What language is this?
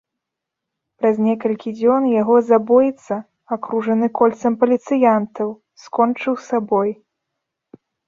Belarusian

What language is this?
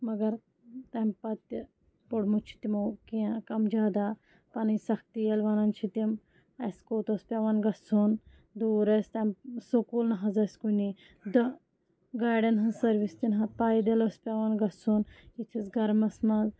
Kashmiri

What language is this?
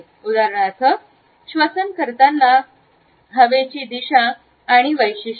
Marathi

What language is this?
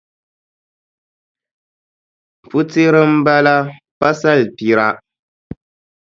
Dagbani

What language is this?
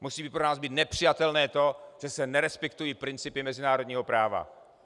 Czech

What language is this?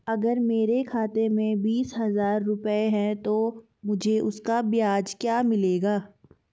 Hindi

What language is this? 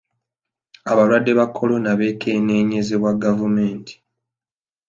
Ganda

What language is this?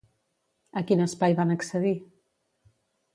Catalan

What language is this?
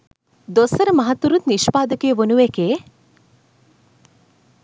Sinhala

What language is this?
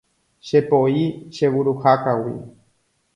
Guarani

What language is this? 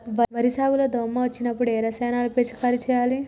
Telugu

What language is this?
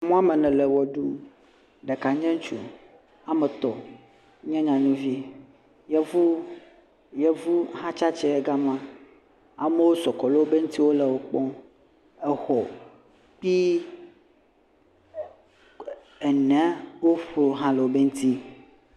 Ewe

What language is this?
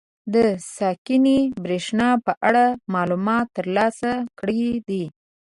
Pashto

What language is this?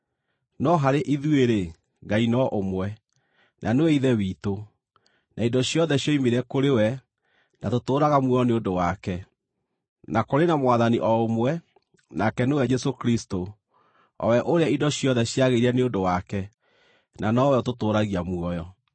Kikuyu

